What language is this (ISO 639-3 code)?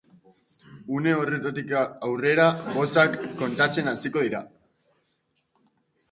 eus